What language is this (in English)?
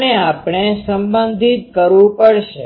Gujarati